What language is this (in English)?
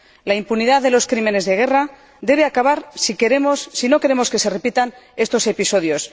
Spanish